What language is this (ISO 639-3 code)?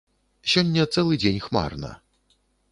bel